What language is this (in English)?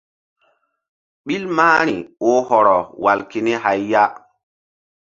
Mbum